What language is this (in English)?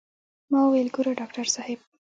Pashto